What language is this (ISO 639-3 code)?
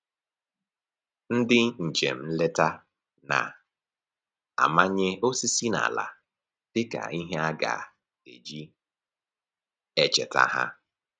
ibo